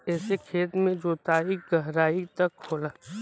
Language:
Bhojpuri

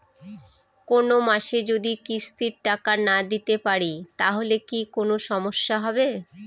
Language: Bangla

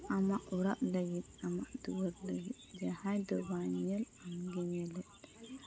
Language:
Santali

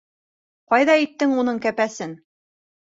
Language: Bashkir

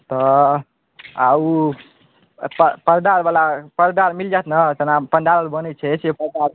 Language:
Maithili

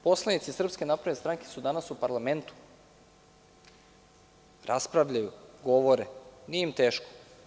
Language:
Serbian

